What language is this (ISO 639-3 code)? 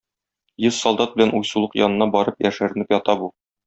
tat